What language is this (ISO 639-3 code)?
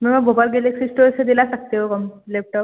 hin